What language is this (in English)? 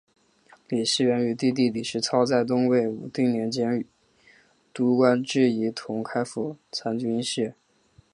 Chinese